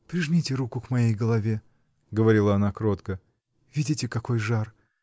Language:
Russian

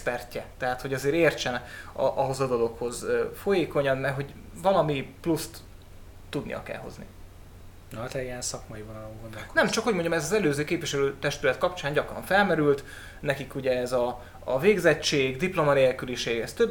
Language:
Hungarian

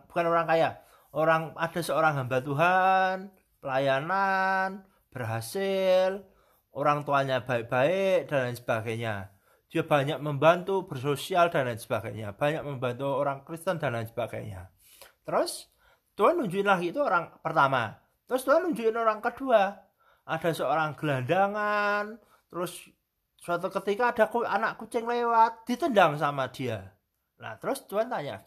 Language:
Indonesian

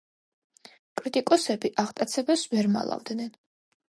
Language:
Georgian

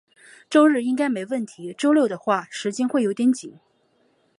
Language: Chinese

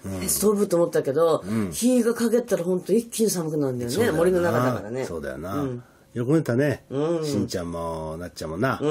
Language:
Japanese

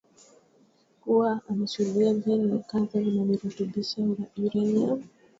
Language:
Swahili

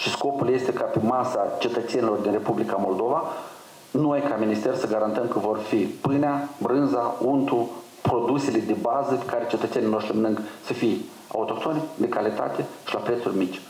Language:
Romanian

